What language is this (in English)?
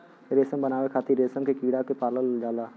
Bhojpuri